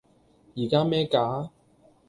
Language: Cantonese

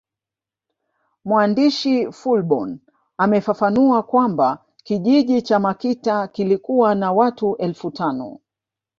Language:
Swahili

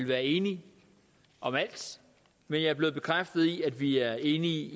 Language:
Danish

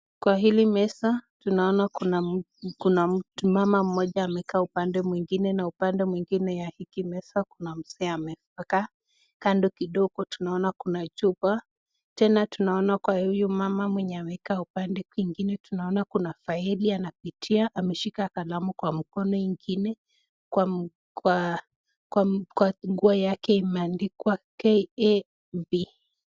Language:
Swahili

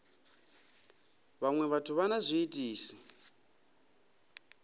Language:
Venda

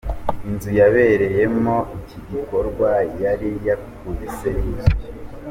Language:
Kinyarwanda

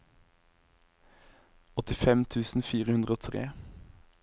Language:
Norwegian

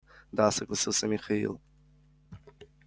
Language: Russian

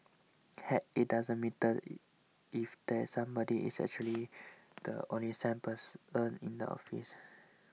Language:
English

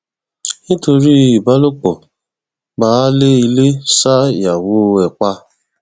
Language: Yoruba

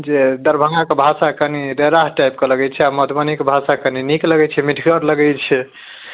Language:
Maithili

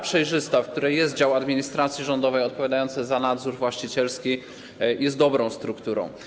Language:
Polish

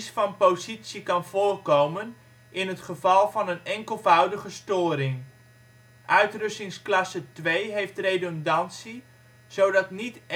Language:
Dutch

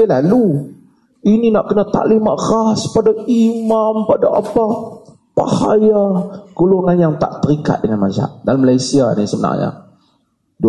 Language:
Malay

